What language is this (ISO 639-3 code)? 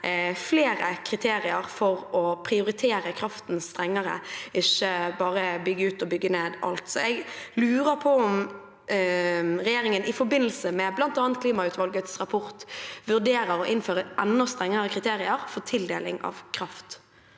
nor